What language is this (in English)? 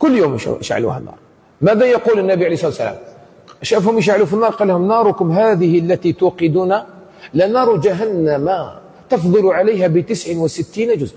Arabic